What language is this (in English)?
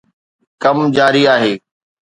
Sindhi